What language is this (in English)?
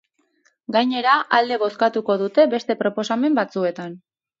Basque